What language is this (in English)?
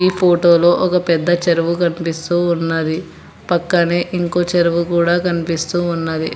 Telugu